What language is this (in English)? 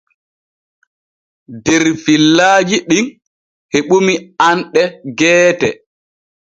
Borgu Fulfulde